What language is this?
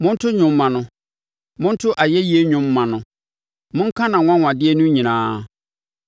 Akan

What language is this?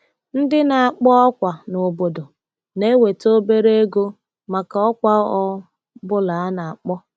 Igbo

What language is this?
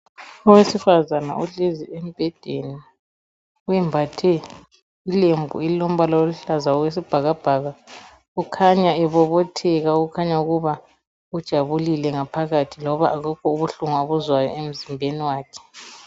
North Ndebele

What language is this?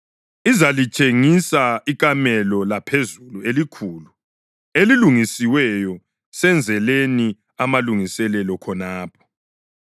North Ndebele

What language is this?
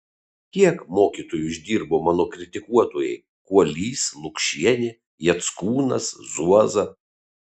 Lithuanian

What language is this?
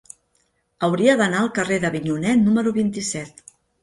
Catalan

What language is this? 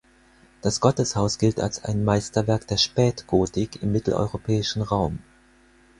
German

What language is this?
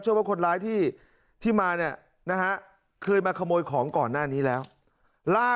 Thai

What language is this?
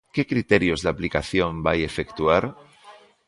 Galician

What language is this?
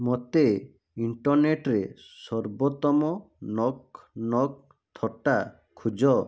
Odia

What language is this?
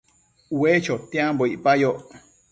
Matsés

